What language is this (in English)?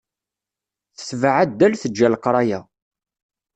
Kabyle